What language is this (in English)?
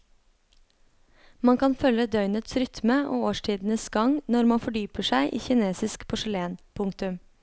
Norwegian